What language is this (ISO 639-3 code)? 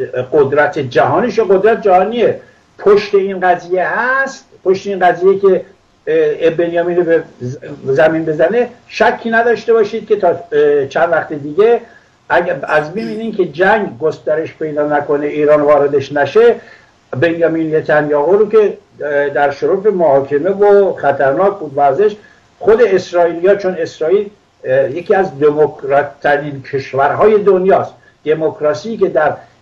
fas